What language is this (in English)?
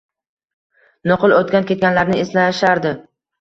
Uzbek